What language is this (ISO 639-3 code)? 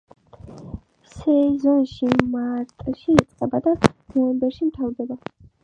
kat